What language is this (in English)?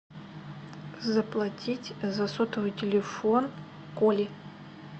Russian